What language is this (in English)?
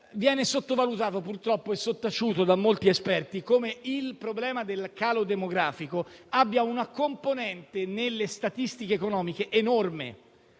Italian